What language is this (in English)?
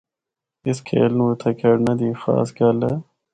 Northern Hindko